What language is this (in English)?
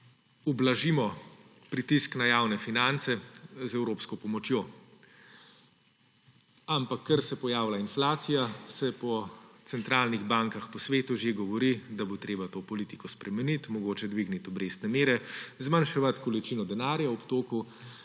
Slovenian